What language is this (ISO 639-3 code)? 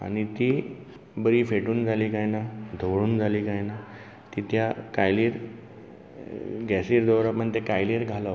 kok